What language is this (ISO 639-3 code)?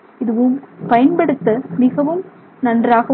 tam